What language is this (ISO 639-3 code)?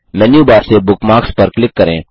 hin